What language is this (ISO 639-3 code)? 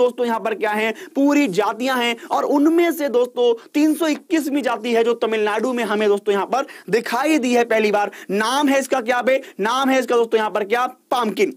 hin